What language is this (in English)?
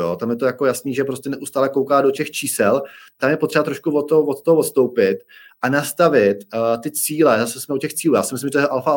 Czech